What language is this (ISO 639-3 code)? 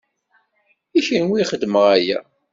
kab